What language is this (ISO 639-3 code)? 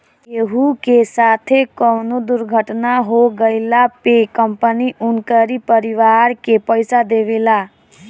bho